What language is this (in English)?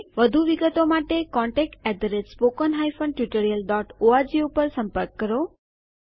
Gujarati